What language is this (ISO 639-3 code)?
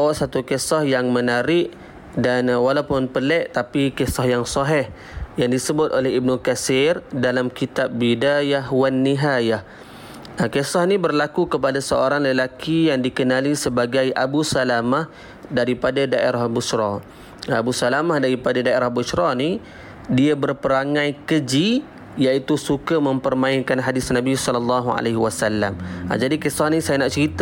msa